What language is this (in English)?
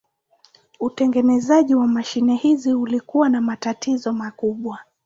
Swahili